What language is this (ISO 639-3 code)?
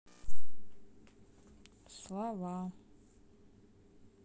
rus